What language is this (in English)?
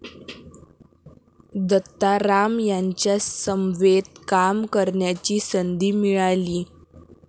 Marathi